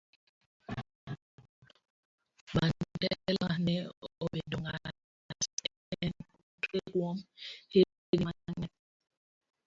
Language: Luo (Kenya and Tanzania)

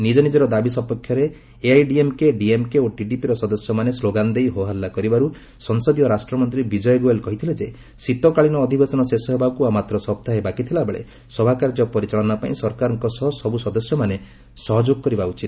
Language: Odia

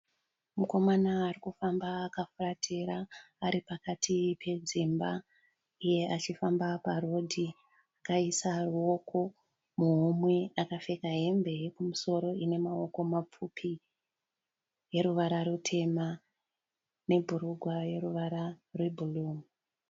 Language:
Shona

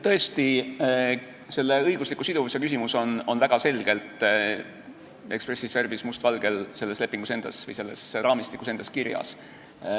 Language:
Estonian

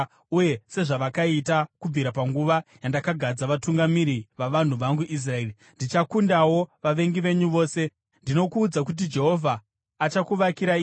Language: Shona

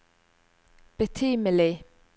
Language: Norwegian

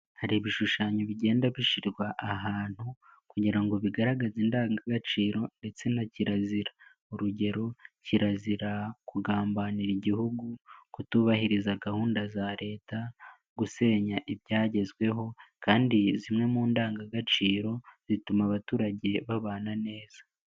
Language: Kinyarwanda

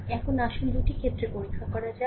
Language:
Bangla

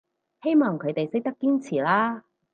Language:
Cantonese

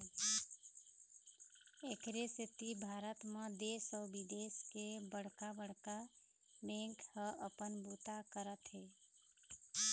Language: Chhattisgarhi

